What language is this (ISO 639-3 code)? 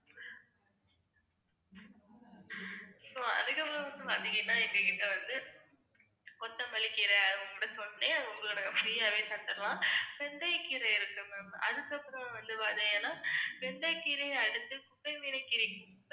tam